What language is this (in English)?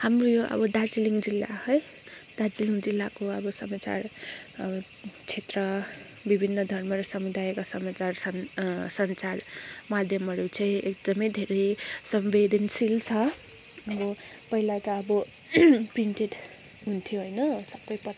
Nepali